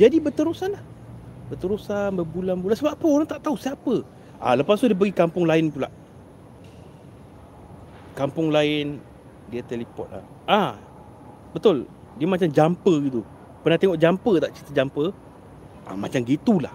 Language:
Malay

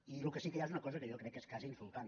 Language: Catalan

